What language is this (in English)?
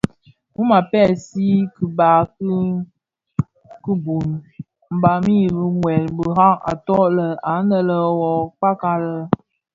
Bafia